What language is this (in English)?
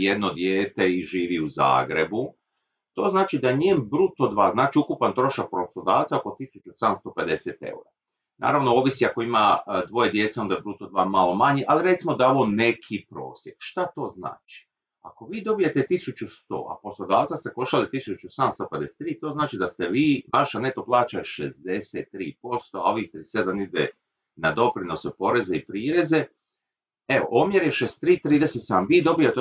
Croatian